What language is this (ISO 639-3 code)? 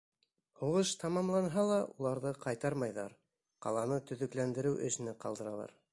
bak